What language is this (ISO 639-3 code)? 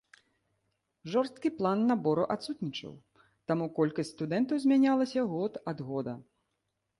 bel